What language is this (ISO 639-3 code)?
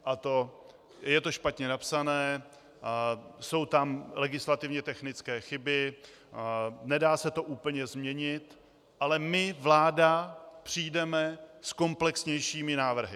ces